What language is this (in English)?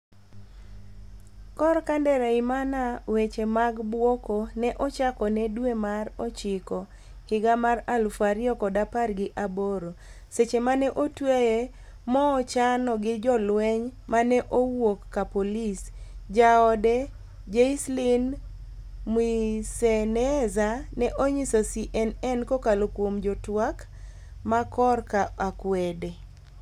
Luo (Kenya and Tanzania)